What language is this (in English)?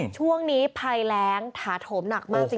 Thai